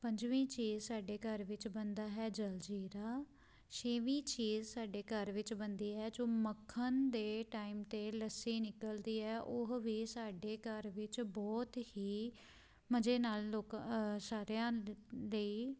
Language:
Punjabi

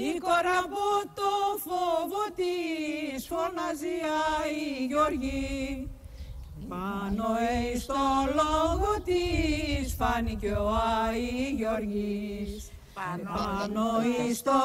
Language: Greek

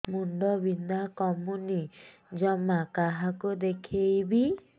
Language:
Odia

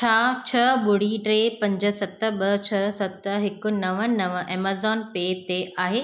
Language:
Sindhi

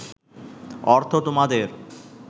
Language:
Bangla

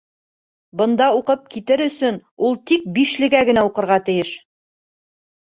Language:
Bashkir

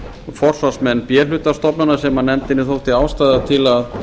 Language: Icelandic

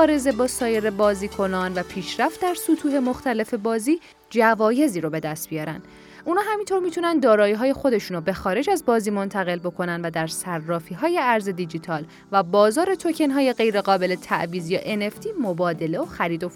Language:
Persian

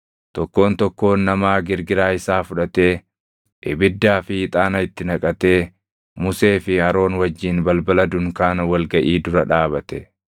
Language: Oromo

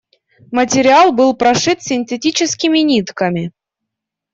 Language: Russian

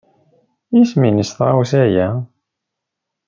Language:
Kabyle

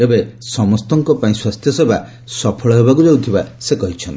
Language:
Odia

